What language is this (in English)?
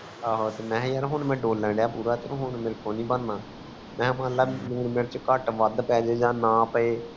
Punjabi